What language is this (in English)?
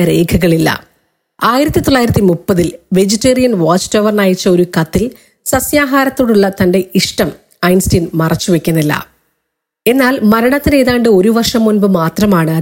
Malayalam